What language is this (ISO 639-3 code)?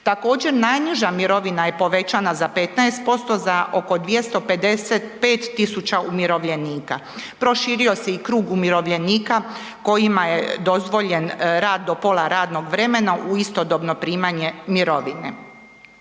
hrv